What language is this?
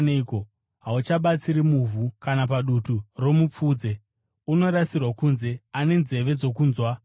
Shona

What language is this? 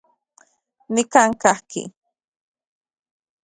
Central Puebla Nahuatl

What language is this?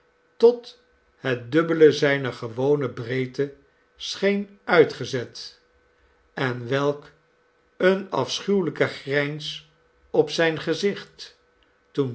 Dutch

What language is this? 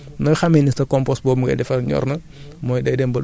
Wolof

